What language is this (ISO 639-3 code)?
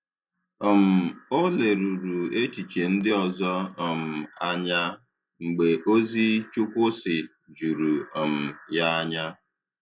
ibo